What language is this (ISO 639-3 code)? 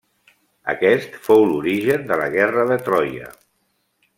cat